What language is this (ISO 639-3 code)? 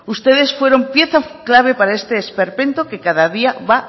spa